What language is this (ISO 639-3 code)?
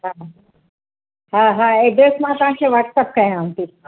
snd